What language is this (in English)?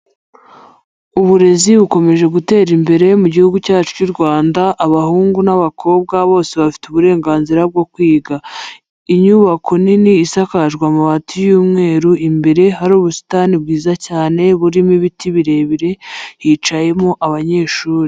Kinyarwanda